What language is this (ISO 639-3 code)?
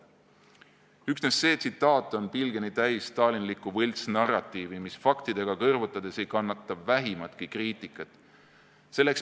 est